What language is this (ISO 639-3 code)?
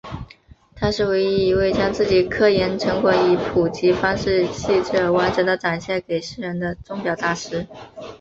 zho